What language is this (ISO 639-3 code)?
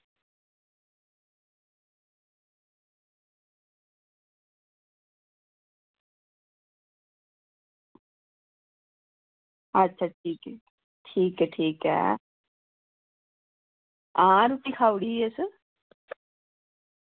doi